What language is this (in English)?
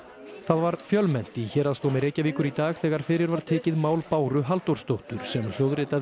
Icelandic